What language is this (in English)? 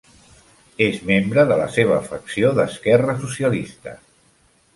Catalan